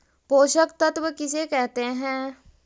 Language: Magahi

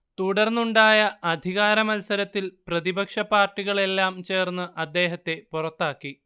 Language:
Malayalam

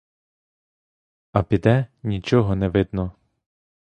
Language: Ukrainian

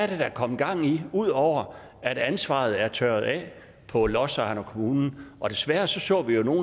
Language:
Danish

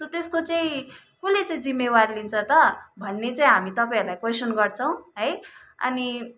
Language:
Nepali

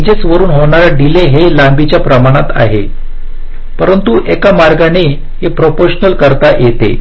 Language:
Marathi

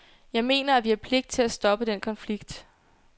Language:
Danish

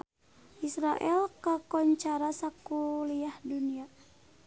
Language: Sundanese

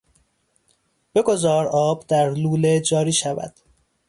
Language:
Persian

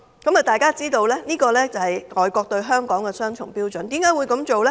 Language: Cantonese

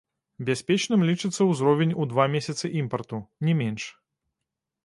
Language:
Belarusian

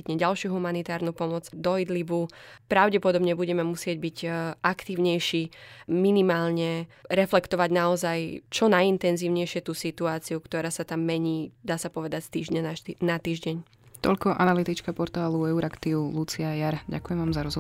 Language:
Slovak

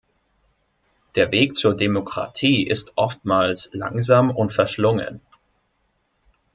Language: German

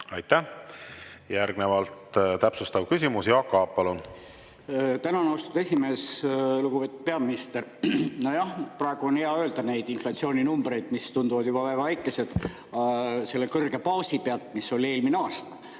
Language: Estonian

